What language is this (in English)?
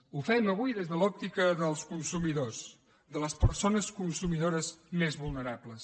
Catalan